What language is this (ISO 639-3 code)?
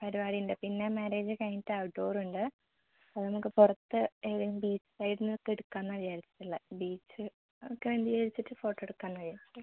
mal